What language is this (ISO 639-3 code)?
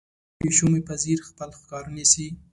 pus